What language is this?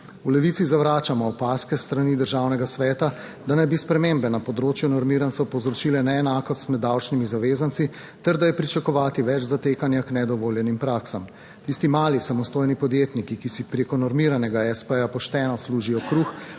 Slovenian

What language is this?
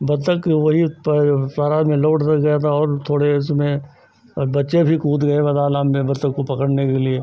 Hindi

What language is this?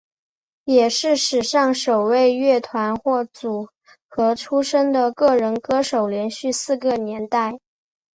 Chinese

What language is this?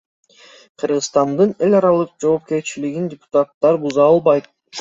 Kyrgyz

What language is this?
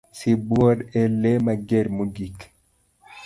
Luo (Kenya and Tanzania)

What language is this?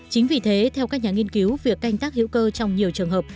Vietnamese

